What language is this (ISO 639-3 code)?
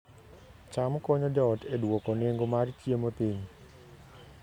luo